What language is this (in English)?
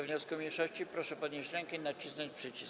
Polish